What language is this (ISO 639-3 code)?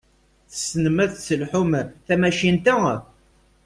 kab